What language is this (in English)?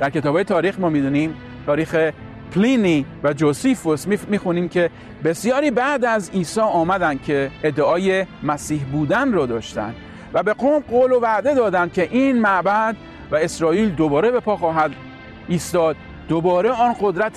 Persian